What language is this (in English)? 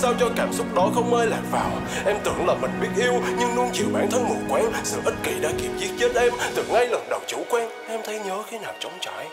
Vietnamese